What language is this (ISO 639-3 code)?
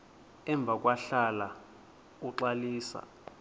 xho